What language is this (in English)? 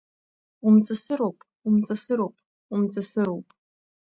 Abkhazian